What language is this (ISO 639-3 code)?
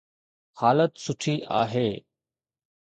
snd